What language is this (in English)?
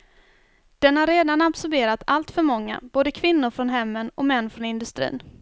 Swedish